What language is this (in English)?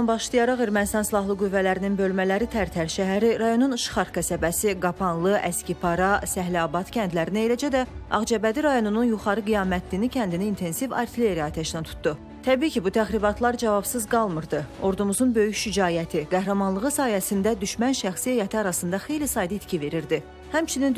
Turkish